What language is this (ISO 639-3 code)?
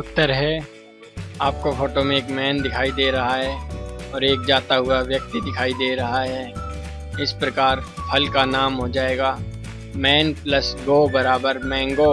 hin